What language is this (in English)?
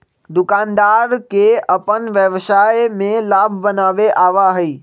Magahi